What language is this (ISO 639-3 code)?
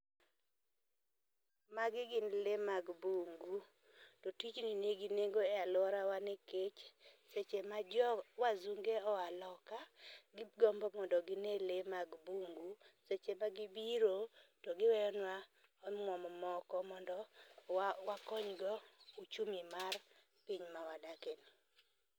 luo